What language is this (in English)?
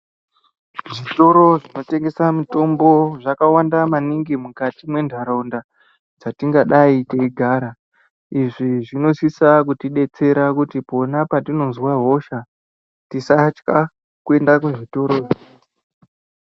Ndau